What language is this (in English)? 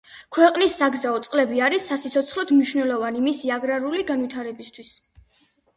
Georgian